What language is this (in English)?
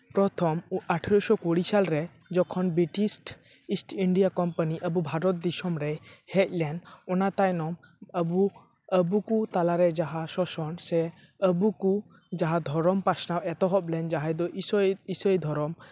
Santali